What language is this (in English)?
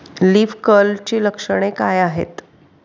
Marathi